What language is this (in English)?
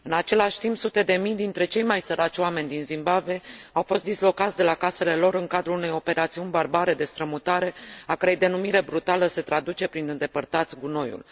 Romanian